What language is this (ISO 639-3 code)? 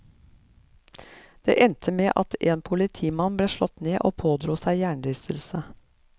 nor